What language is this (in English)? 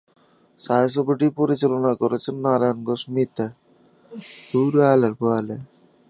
Bangla